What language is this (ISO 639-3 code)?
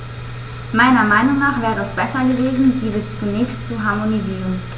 deu